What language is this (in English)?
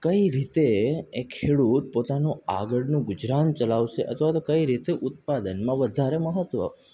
Gujarati